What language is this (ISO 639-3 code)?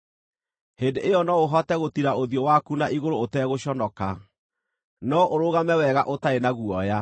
kik